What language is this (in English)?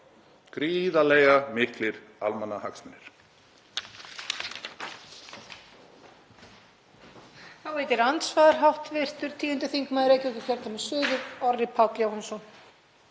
Icelandic